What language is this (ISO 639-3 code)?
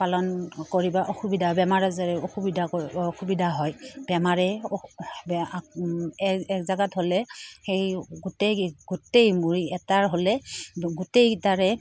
asm